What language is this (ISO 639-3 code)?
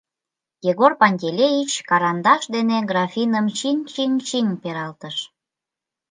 chm